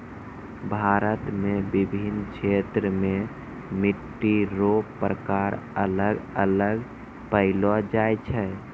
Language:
Maithili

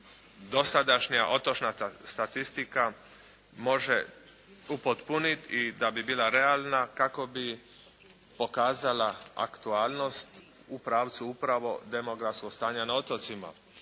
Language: Croatian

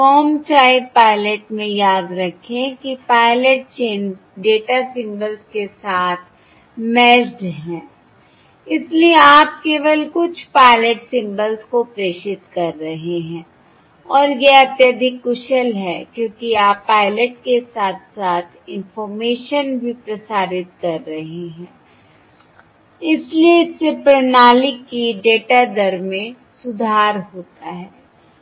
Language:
Hindi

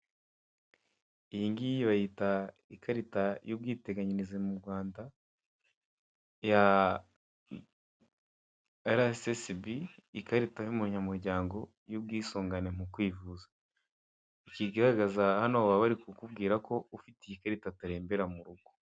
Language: Kinyarwanda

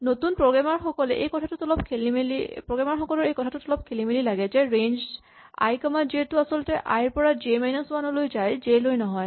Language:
Assamese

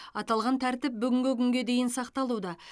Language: Kazakh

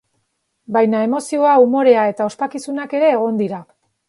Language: Basque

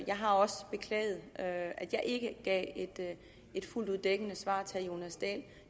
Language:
Danish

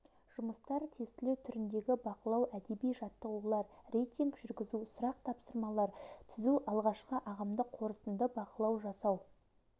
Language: Kazakh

